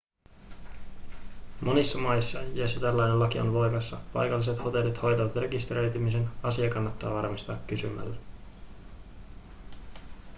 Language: Finnish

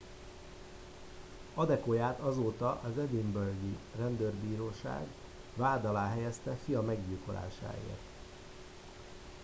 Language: Hungarian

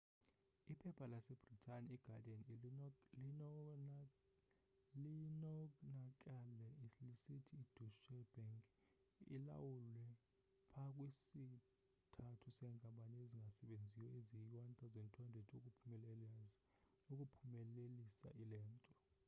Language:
Xhosa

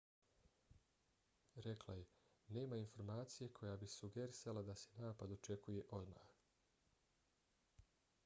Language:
Bosnian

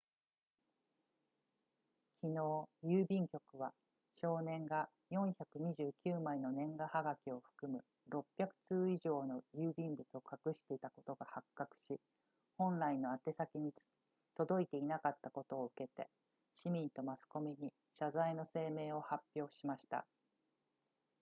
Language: Japanese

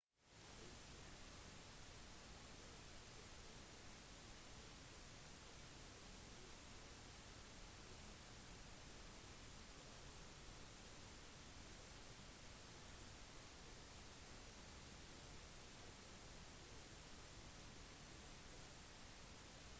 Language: Norwegian Bokmål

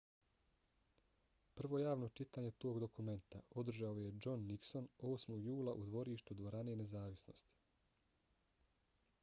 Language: Bosnian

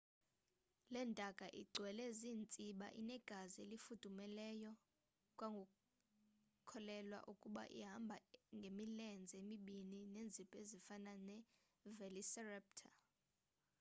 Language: Xhosa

